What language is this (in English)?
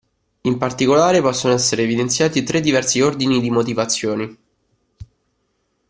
Italian